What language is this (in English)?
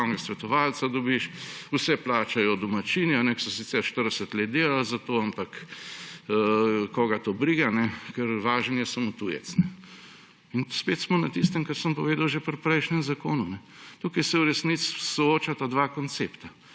Slovenian